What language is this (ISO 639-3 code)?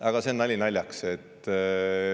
est